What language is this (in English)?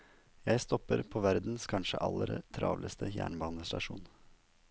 Norwegian